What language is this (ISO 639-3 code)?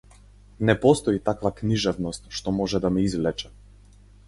mkd